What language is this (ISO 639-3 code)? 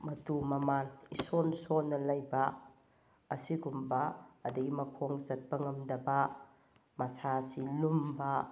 mni